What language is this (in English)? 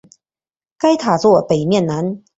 Chinese